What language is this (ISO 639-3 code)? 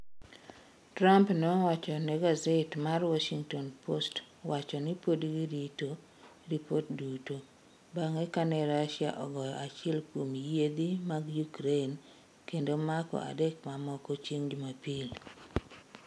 luo